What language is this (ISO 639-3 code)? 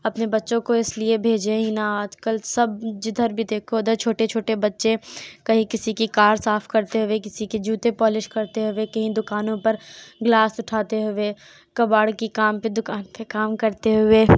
urd